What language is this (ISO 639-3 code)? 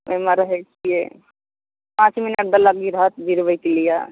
mai